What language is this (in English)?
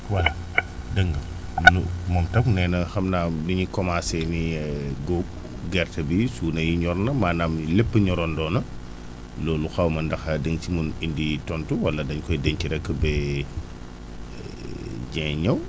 Wolof